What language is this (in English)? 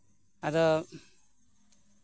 Santali